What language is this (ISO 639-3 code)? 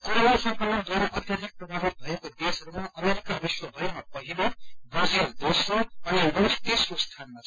nep